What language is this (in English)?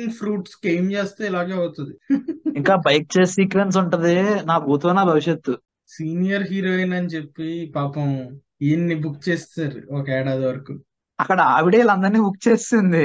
Telugu